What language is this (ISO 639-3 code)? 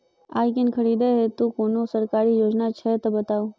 mai